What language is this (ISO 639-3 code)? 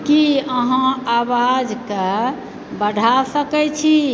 mai